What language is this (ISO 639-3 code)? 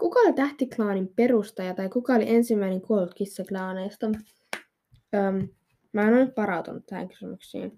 fin